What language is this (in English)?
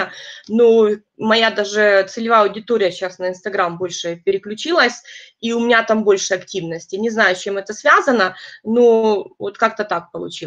Russian